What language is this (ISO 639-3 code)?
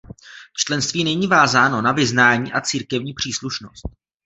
ces